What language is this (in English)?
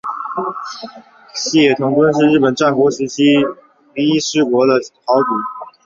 Chinese